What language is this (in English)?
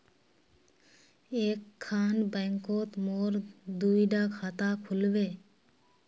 Magahi